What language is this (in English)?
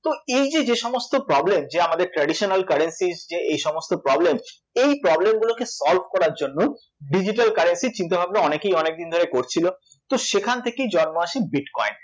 Bangla